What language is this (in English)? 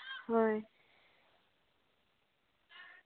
Santali